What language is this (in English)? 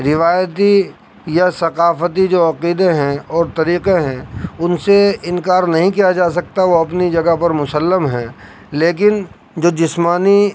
Urdu